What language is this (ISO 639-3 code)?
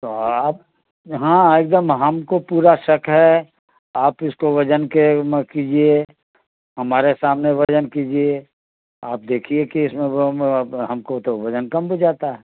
urd